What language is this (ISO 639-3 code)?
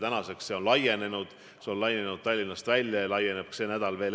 est